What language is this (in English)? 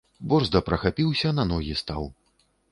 Belarusian